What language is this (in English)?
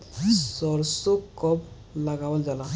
Bhojpuri